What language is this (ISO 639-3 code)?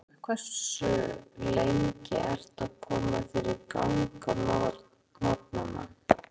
isl